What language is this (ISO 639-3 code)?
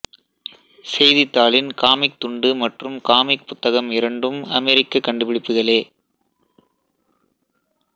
tam